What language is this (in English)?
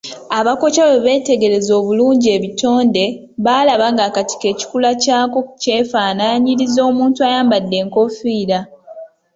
Ganda